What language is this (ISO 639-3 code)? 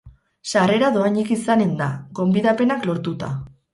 eus